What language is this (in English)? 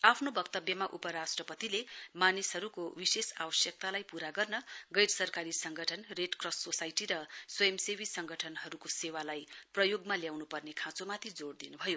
Nepali